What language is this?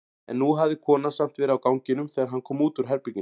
Icelandic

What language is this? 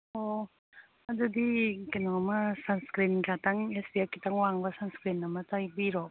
Manipuri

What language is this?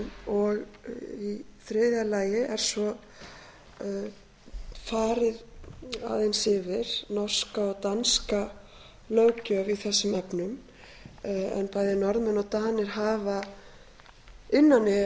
Icelandic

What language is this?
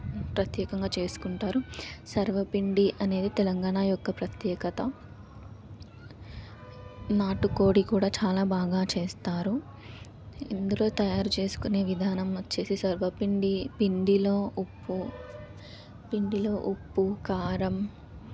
Telugu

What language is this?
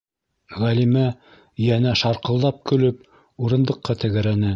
Bashkir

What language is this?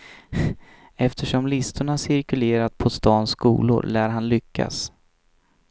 Swedish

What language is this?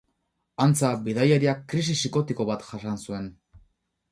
Basque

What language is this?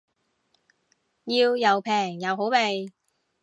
Cantonese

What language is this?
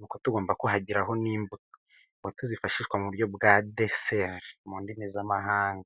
Kinyarwanda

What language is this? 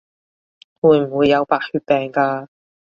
Cantonese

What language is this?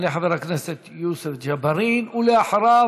Hebrew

